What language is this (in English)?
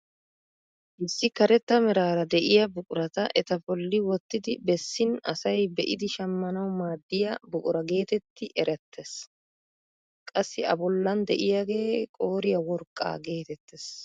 Wolaytta